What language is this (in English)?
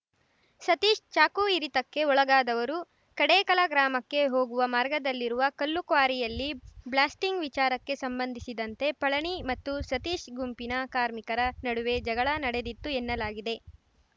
Kannada